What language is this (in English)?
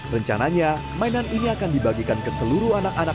Indonesian